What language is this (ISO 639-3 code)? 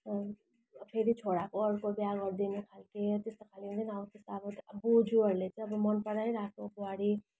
nep